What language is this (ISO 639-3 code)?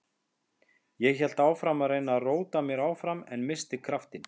isl